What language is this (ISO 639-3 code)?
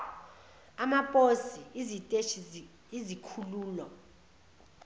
zul